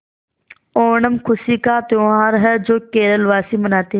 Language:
Hindi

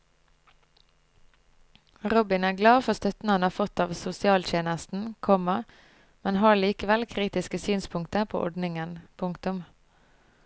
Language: Norwegian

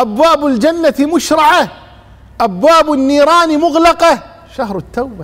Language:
Arabic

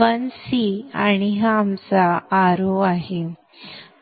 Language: Marathi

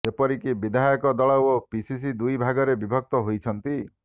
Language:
Odia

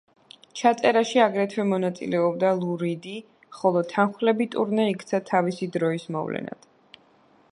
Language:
Georgian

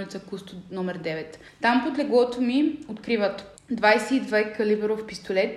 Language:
Bulgarian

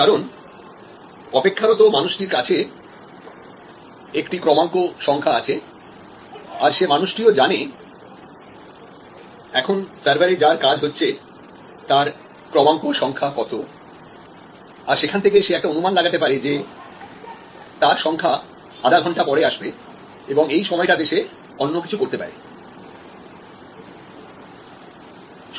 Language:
Bangla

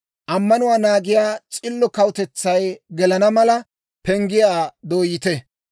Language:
Dawro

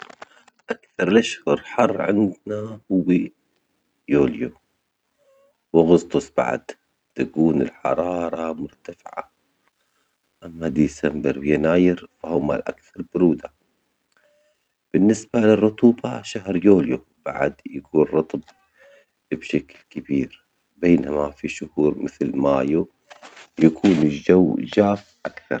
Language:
Omani Arabic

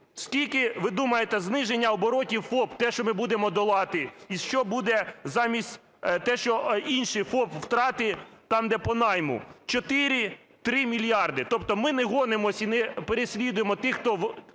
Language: Ukrainian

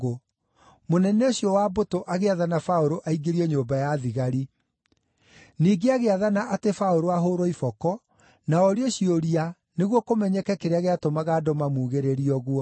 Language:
Kikuyu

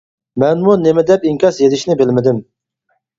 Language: Uyghur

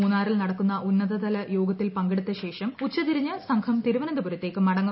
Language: Malayalam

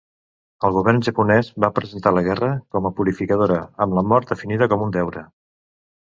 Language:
Catalan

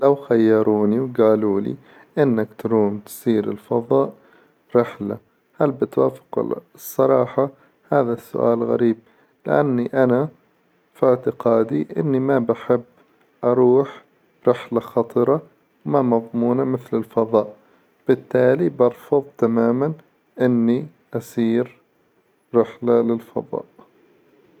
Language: Hijazi Arabic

